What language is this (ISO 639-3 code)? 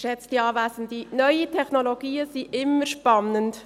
gsw